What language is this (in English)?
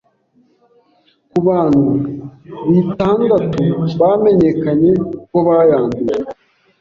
Kinyarwanda